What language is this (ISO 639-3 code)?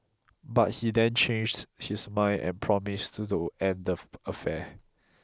eng